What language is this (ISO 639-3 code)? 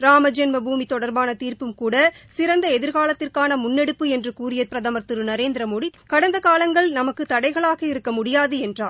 tam